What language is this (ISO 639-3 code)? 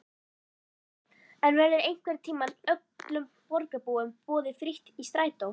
isl